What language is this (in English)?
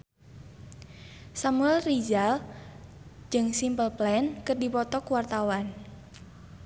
Sundanese